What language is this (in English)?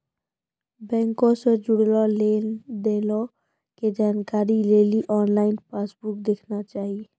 Maithili